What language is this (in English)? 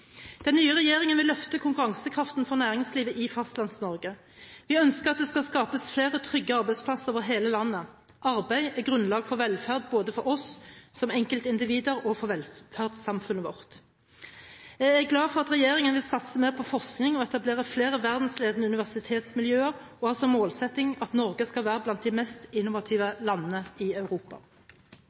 Norwegian Bokmål